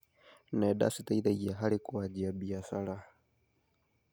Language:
Kikuyu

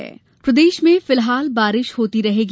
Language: Hindi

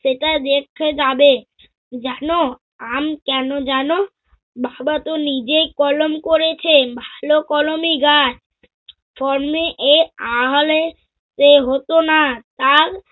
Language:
Bangla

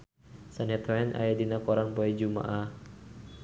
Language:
Sundanese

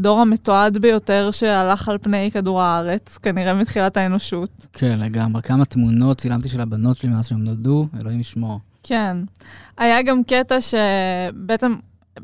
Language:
Hebrew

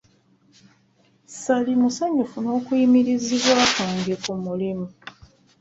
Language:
Ganda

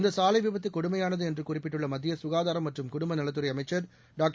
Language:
Tamil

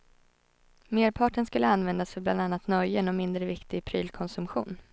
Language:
Swedish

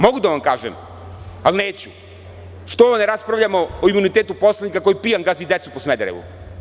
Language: Serbian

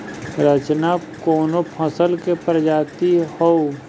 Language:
Bhojpuri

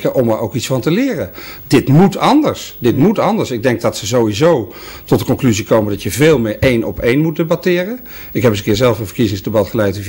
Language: Dutch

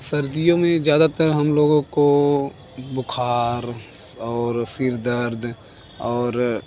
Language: Hindi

